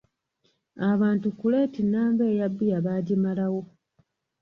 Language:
Ganda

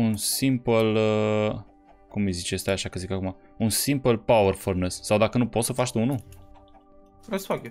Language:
Romanian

